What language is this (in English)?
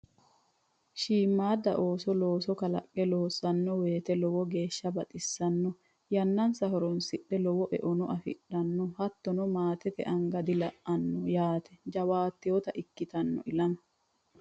Sidamo